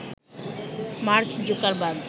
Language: Bangla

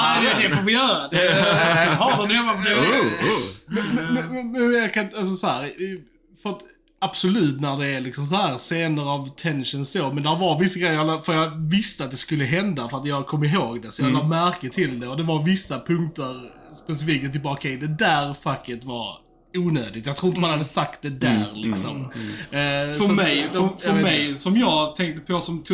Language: Swedish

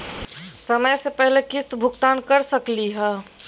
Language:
Magahi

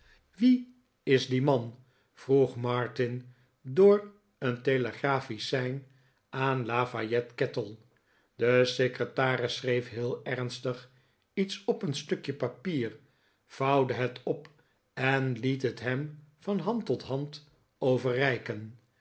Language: Dutch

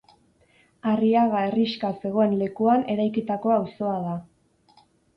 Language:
Basque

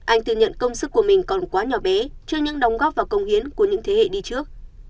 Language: Vietnamese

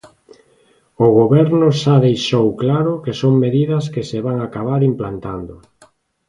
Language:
Galician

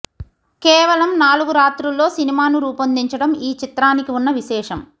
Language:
Telugu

